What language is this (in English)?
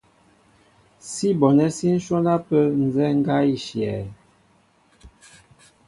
Mbo (Cameroon)